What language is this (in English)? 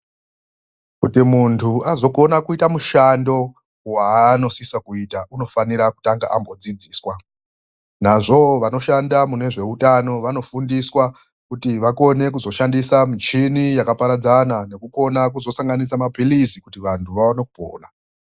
Ndau